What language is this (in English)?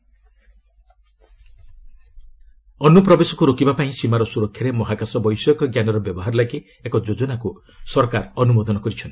Odia